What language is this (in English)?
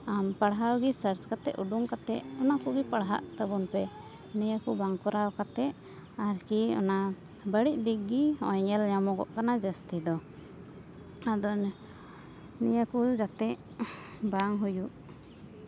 Santali